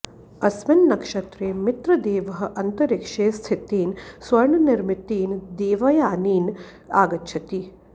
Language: Sanskrit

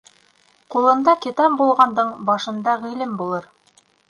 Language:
Bashkir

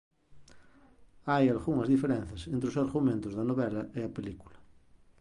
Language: Galician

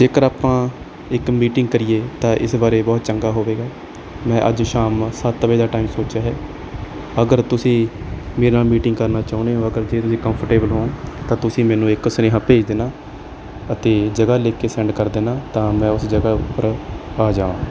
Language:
Punjabi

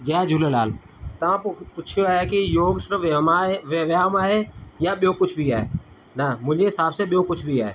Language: Sindhi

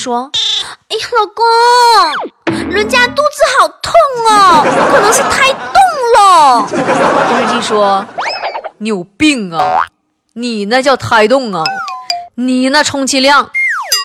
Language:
Chinese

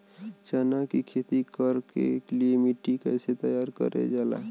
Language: Bhojpuri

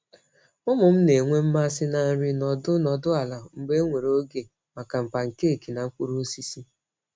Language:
Igbo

